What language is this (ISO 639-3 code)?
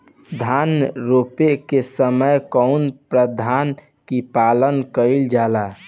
bho